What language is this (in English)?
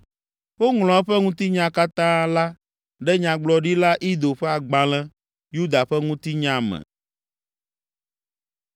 Ewe